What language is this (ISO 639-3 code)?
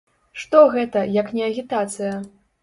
bel